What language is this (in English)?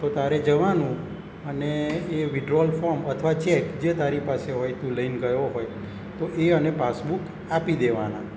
Gujarati